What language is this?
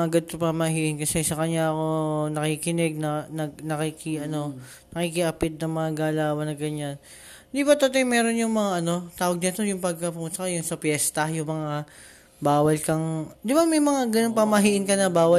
Filipino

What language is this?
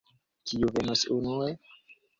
Esperanto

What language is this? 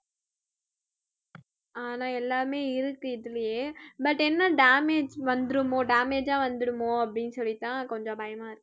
Tamil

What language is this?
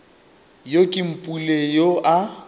Northern Sotho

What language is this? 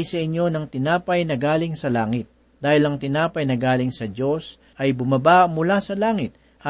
Filipino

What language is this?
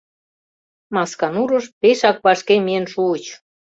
Mari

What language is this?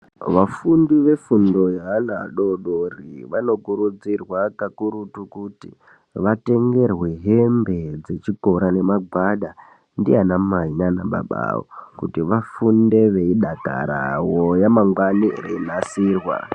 Ndau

